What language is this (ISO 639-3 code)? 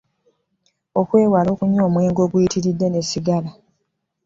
lug